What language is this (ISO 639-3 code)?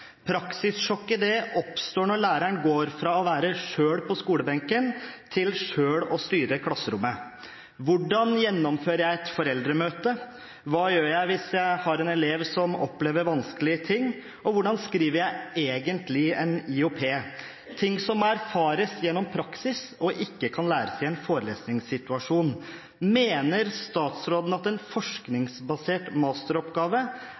nob